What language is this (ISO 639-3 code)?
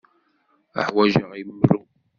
kab